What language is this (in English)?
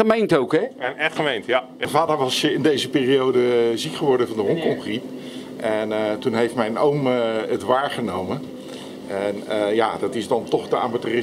Dutch